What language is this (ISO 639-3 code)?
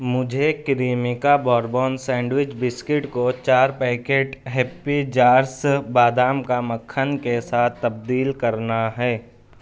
urd